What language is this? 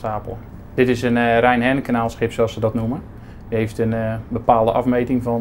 Dutch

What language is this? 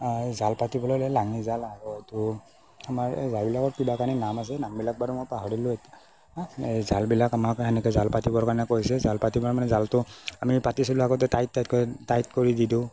Assamese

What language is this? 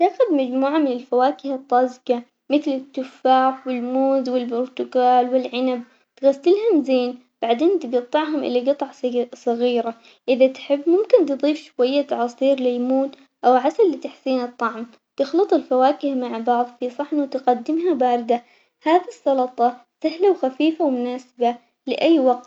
Omani Arabic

